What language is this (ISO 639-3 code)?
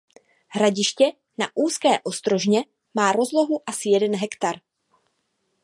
ces